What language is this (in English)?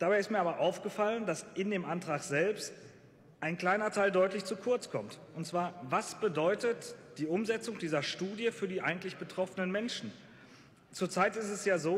German